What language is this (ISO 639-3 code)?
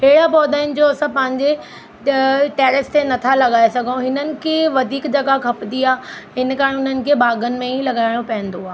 snd